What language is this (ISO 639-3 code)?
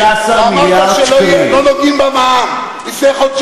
heb